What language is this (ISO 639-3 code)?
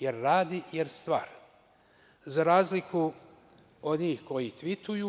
srp